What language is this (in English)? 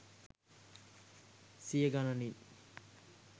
Sinhala